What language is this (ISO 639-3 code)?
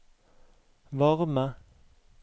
nor